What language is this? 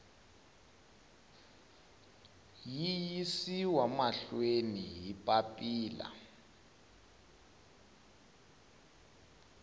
Tsonga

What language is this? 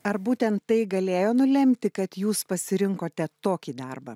Lithuanian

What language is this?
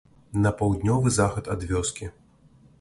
Belarusian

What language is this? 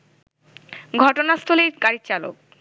Bangla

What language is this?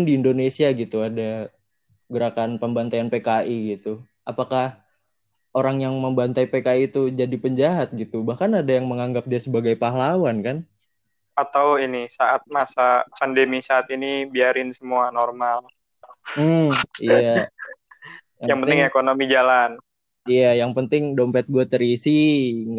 Indonesian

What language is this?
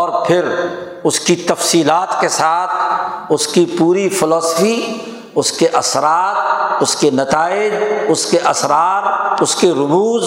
Urdu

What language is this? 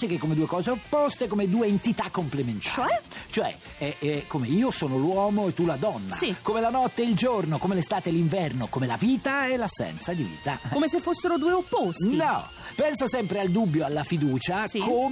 Italian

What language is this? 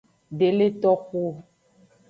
Aja (Benin)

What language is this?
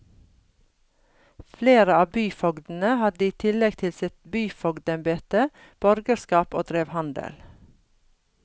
Norwegian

